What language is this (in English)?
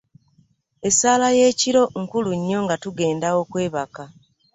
Ganda